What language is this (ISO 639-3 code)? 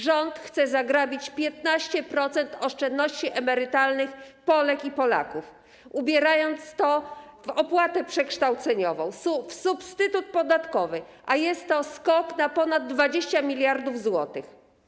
pol